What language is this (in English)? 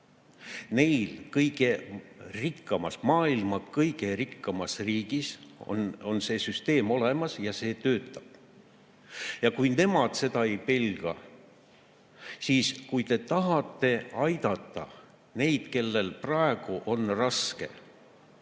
Estonian